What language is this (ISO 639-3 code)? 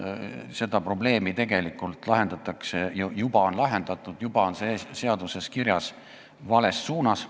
est